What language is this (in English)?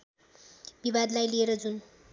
Nepali